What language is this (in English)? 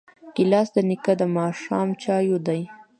Pashto